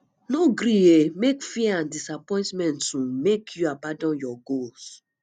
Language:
Nigerian Pidgin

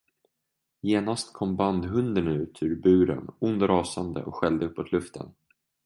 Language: Swedish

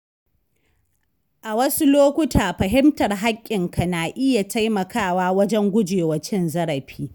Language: Hausa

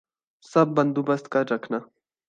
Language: Urdu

